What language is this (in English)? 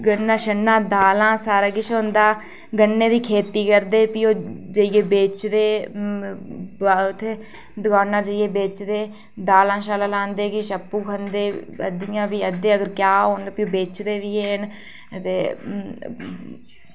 Dogri